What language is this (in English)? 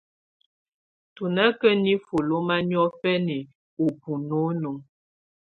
Tunen